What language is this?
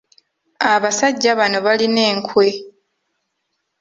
Ganda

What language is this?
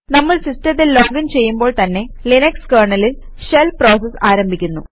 Malayalam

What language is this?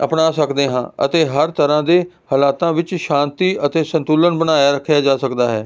Punjabi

